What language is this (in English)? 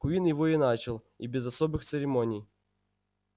Russian